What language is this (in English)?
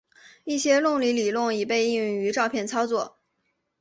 Chinese